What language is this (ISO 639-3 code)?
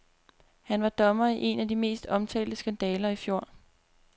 dan